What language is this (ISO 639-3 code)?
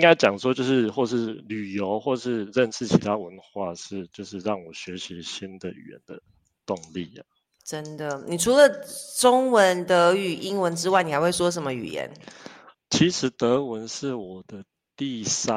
zho